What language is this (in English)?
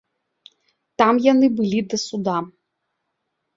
Belarusian